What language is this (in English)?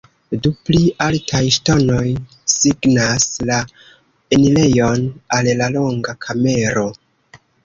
Esperanto